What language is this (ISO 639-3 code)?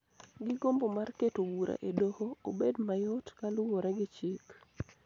luo